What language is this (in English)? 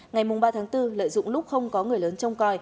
Vietnamese